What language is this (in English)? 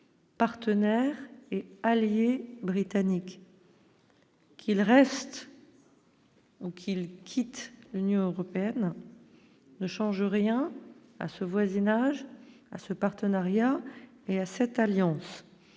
French